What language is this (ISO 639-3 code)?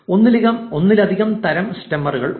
mal